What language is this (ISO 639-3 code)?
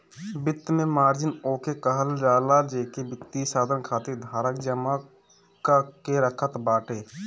bho